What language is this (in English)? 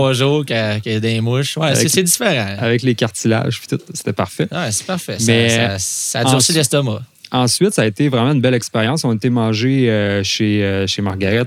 French